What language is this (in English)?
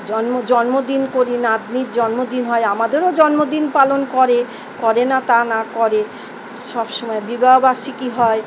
Bangla